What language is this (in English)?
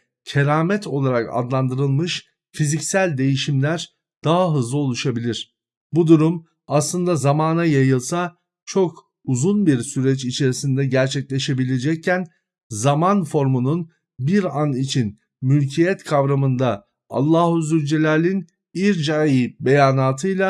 Turkish